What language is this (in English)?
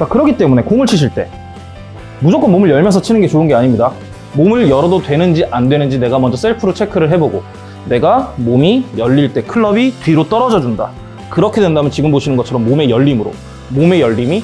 Korean